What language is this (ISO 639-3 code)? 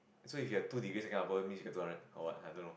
eng